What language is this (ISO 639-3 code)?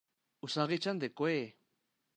spa